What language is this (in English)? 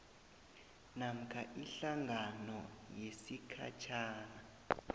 South Ndebele